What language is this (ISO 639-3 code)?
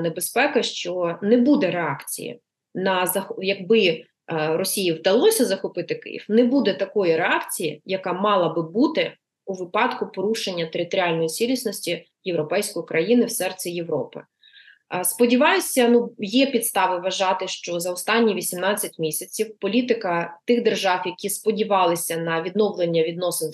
ukr